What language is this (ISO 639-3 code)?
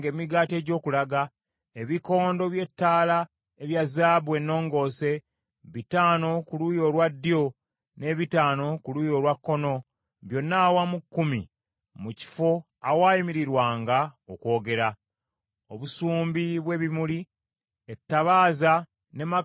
lug